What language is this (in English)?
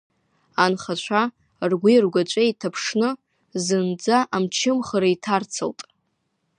Abkhazian